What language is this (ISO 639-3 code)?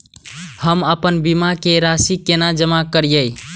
mai